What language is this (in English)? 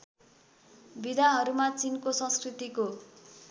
Nepali